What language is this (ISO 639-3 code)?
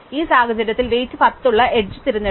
mal